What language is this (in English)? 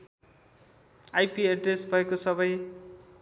Nepali